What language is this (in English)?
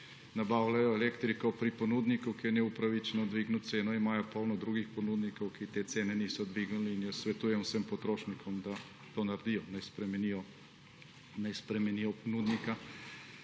Slovenian